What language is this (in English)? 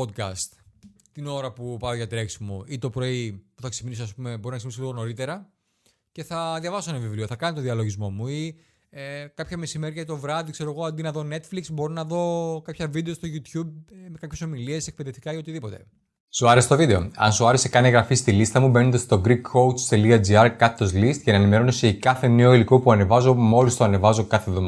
Greek